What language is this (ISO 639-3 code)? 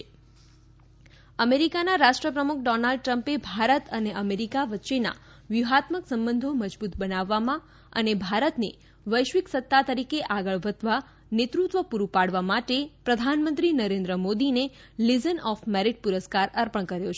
guj